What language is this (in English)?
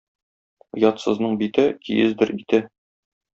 Tatar